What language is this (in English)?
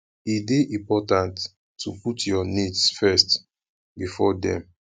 Nigerian Pidgin